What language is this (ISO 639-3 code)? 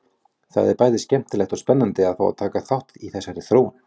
isl